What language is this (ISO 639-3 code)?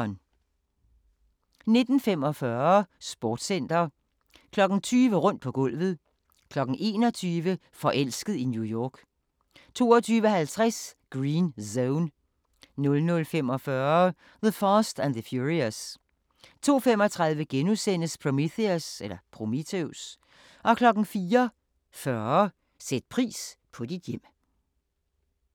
dan